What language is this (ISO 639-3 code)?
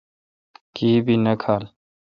xka